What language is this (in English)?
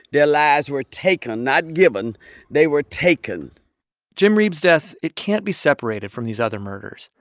English